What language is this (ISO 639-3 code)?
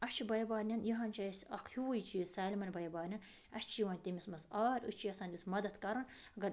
kas